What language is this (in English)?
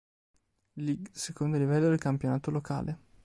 Italian